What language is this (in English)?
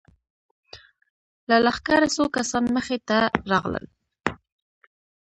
Pashto